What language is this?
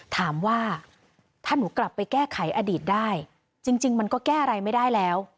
Thai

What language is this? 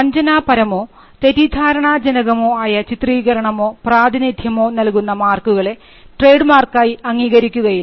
Malayalam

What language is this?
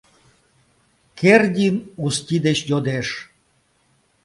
Mari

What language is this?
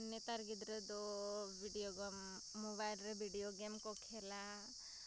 Santali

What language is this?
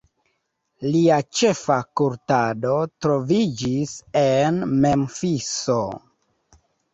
Esperanto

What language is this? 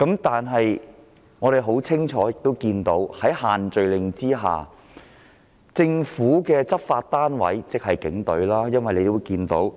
Cantonese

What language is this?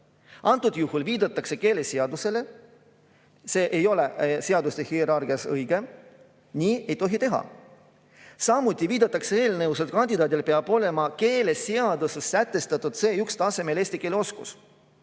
Estonian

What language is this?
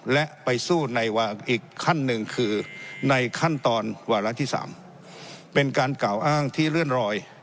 Thai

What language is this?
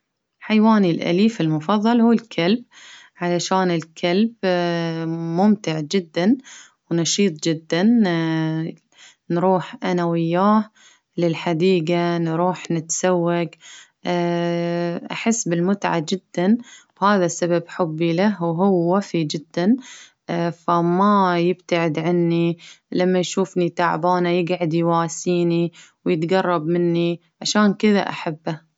Baharna Arabic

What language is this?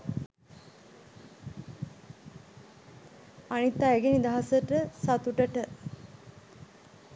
Sinhala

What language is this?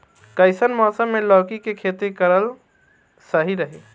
Bhojpuri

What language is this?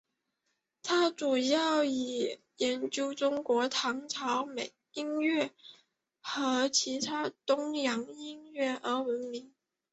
Chinese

